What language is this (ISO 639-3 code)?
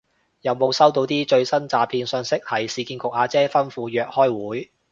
yue